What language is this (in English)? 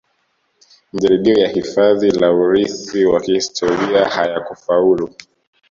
Swahili